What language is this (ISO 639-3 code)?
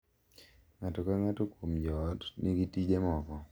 luo